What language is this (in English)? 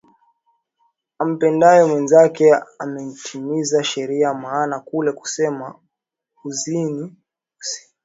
Swahili